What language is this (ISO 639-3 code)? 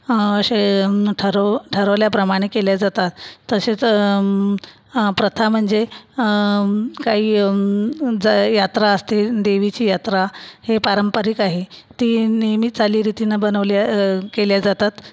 mar